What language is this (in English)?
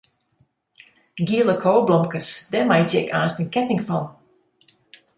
Western Frisian